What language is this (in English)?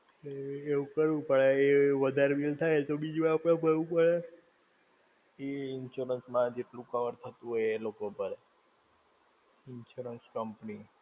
Gujarati